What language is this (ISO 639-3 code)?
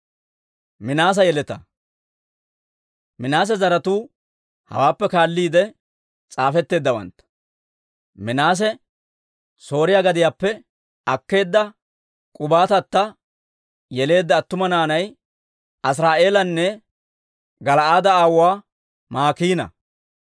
dwr